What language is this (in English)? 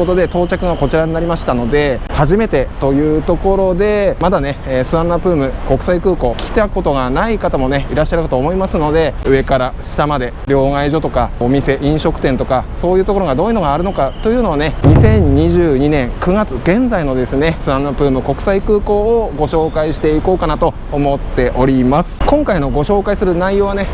Japanese